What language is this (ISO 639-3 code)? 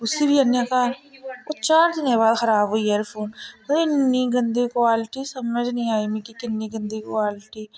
doi